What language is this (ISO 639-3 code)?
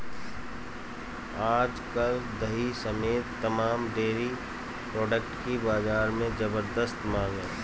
hin